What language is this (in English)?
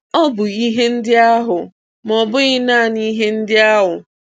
Igbo